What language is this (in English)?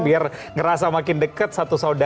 Indonesian